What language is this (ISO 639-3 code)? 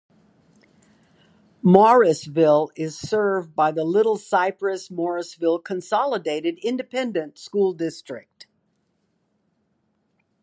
eng